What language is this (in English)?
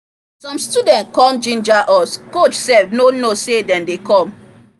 Nigerian Pidgin